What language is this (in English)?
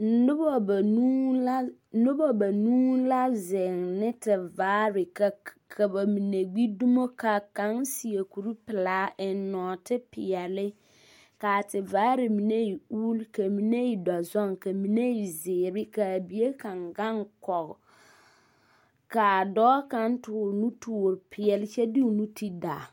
Southern Dagaare